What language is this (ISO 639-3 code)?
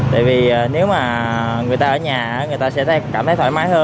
vie